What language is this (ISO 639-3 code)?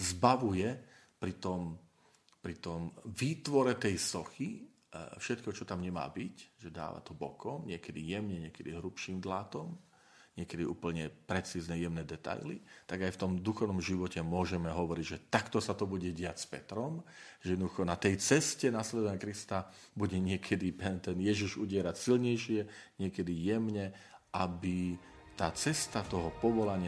slk